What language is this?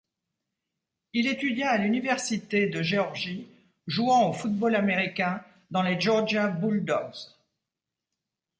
French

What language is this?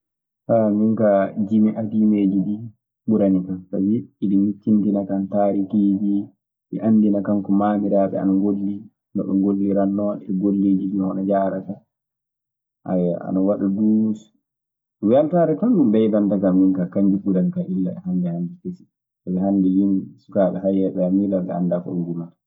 Maasina Fulfulde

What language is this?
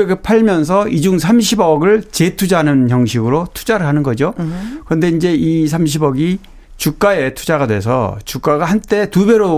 Korean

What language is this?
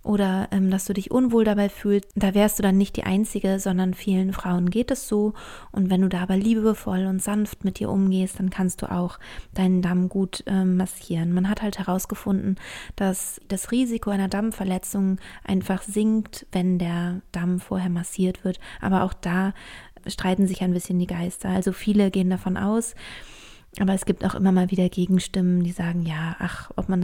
German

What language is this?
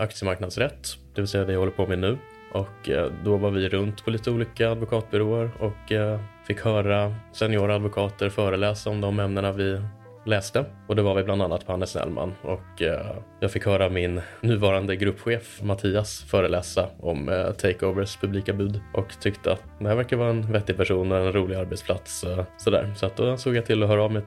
Swedish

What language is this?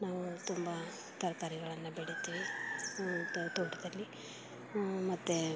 Kannada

